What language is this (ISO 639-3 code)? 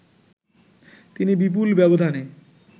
ben